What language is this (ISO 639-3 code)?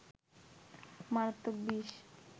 ben